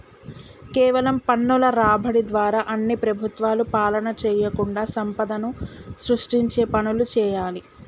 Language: Telugu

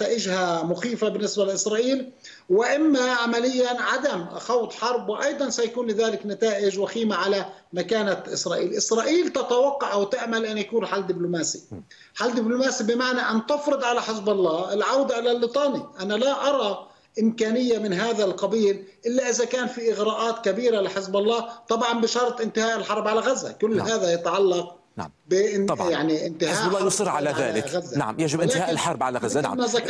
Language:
Arabic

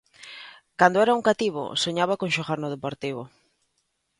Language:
Galician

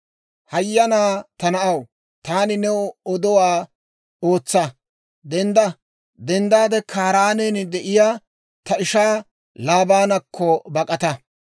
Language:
Dawro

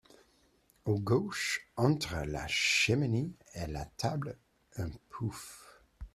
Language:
French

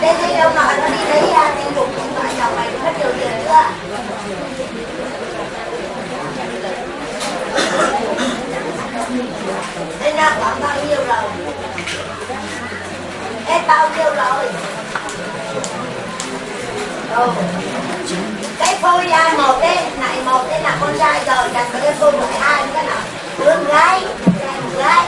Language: Vietnamese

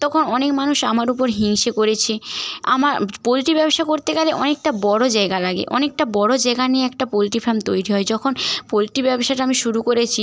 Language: Bangla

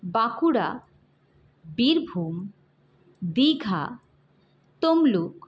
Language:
Bangla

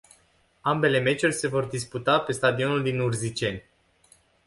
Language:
Romanian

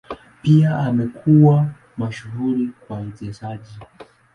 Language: Swahili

